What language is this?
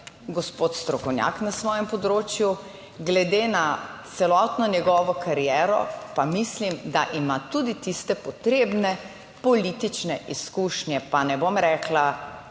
Slovenian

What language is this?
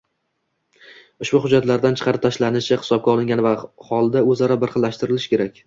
Uzbek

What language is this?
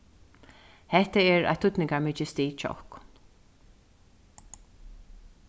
Faroese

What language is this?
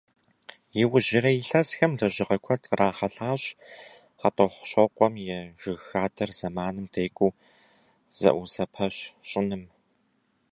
Kabardian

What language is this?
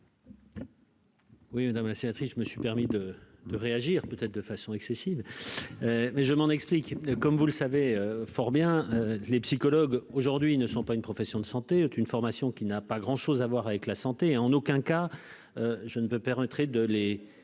French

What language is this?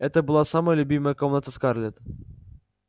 Russian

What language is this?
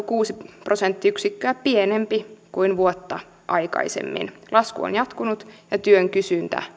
Finnish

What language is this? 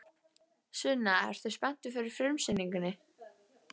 Icelandic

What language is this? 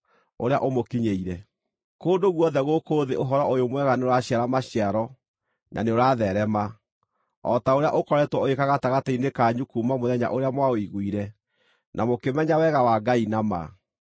Kikuyu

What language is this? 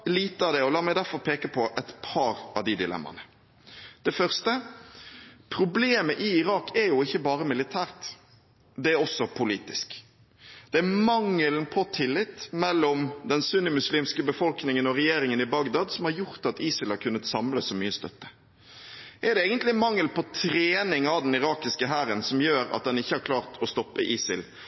Norwegian Bokmål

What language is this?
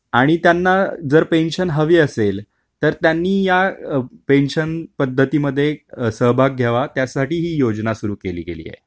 Marathi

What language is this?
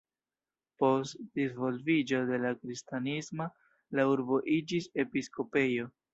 Esperanto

